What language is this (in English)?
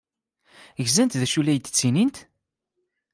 Kabyle